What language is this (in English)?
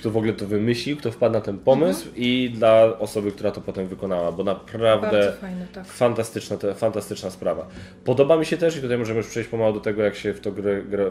Polish